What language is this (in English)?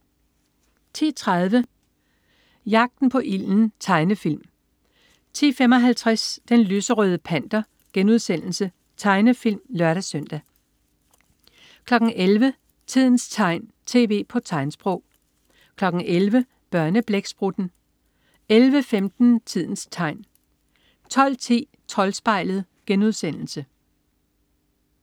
Danish